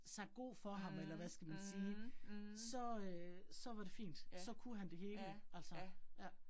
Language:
Danish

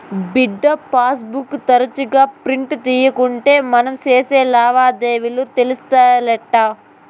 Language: Telugu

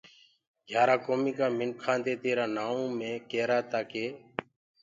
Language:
Gurgula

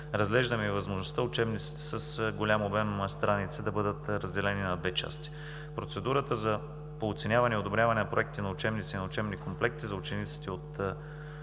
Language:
Bulgarian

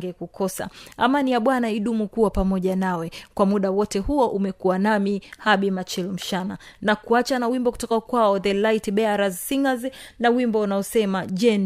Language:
Swahili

